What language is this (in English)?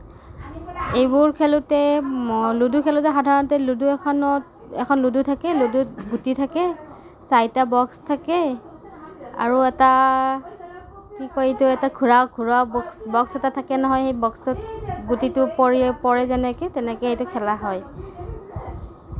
Assamese